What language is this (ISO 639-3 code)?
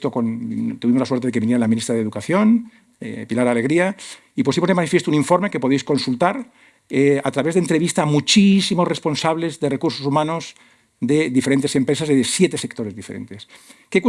spa